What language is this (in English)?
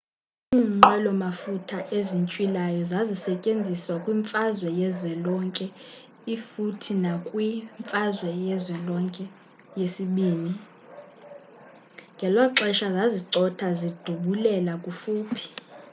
Xhosa